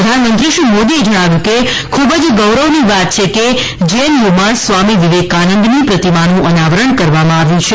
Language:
Gujarati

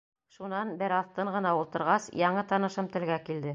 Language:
Bashkir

